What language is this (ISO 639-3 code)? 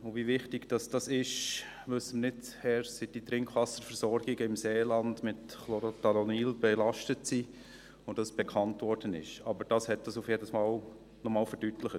gsw